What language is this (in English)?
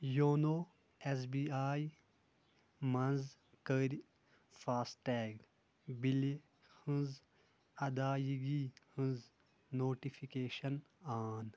Kashmiri